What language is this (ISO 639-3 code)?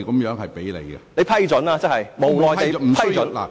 yue